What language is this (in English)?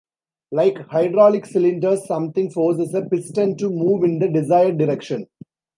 English